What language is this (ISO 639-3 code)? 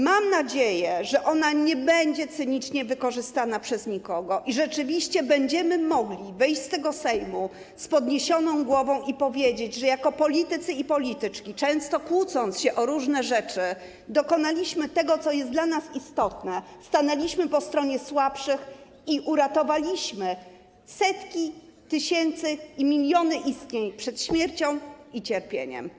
pol